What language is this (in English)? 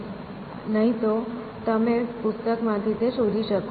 Gujarati